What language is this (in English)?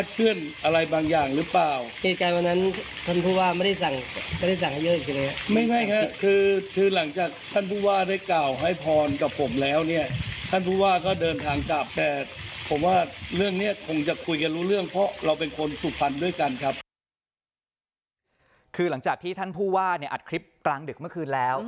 Thai